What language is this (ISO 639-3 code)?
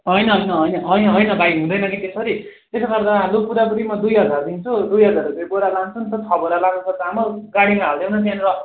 nep